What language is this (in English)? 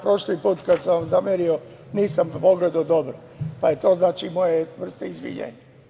Serbian